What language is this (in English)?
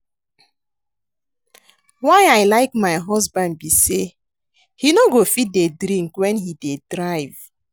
Nigerian Pidgin